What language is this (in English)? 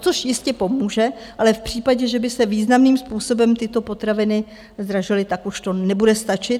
Czech